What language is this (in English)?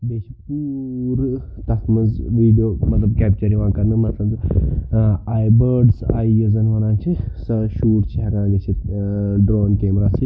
Kashmiri